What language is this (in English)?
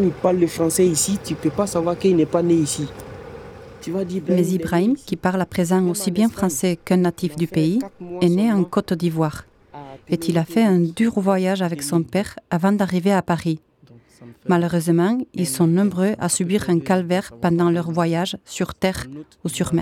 French